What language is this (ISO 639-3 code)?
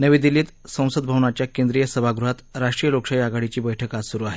mar